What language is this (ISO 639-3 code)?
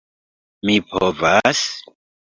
epo